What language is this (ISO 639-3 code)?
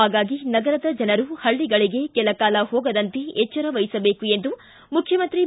kan